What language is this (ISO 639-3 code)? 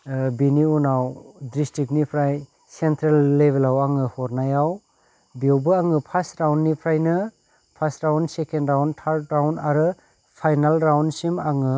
brx